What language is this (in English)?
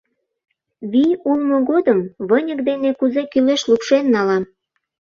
Mari